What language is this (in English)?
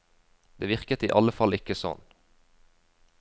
Norwegian